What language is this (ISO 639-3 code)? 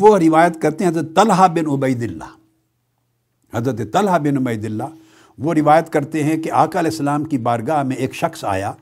urd